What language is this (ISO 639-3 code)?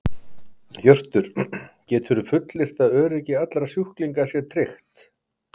isl